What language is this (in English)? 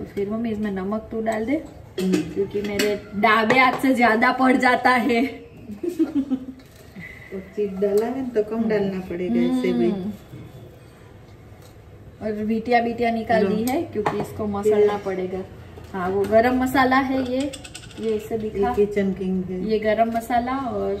Hindi